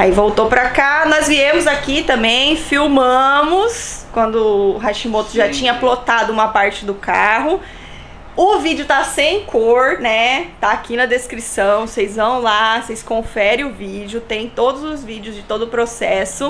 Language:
Portuguese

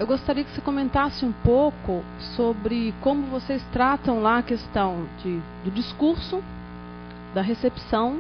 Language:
Portuguese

